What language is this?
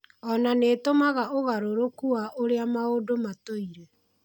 Kikuyu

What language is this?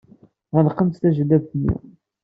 Kabyle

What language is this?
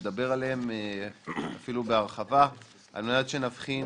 Hebrew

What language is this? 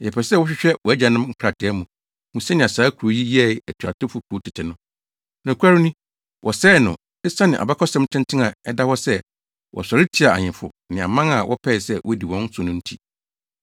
Akan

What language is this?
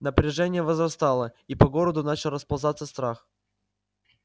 Russian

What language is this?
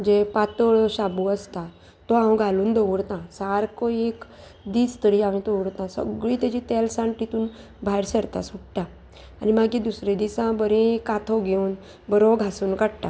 Konkani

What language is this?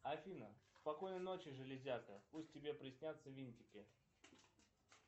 Russian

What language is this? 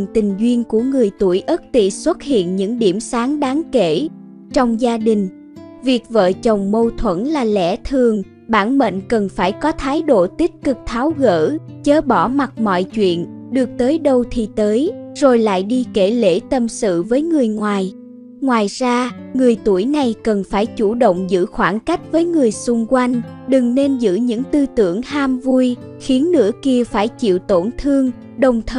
Vietnamese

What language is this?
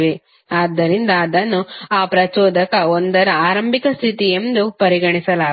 Kannada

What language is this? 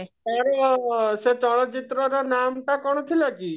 Odia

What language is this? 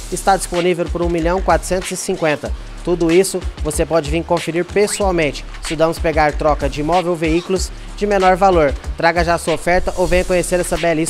Portuguese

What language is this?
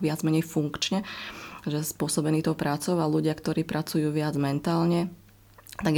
Slovak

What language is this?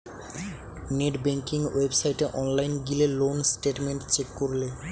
Bangla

